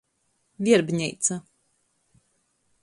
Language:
Latgalian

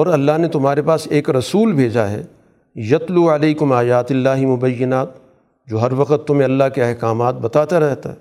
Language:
Urdu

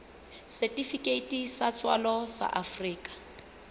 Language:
Southern Sotho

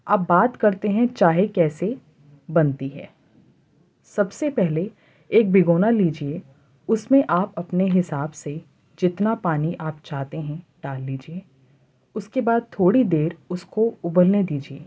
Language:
Urdu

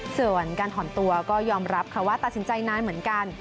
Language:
Thai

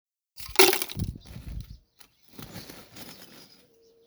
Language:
Somali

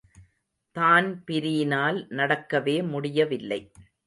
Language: Tamil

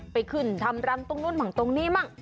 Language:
Thai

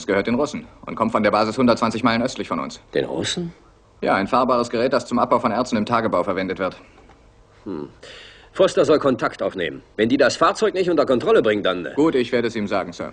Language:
German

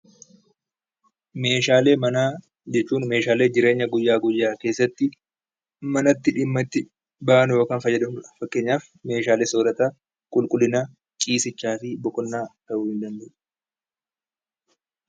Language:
Oromo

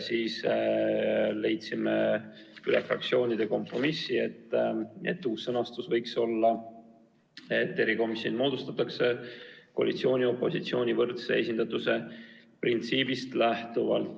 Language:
Estonian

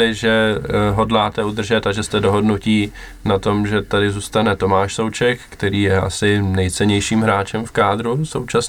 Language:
Czech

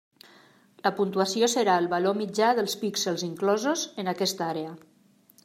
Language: Catalan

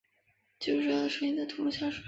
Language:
Chinese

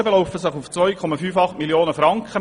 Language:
Swiss German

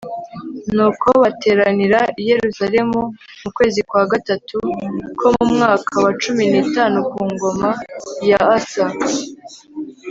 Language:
Kinyarwanda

